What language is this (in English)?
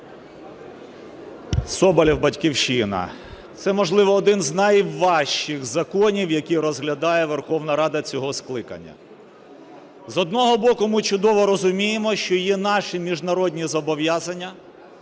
Ukrainian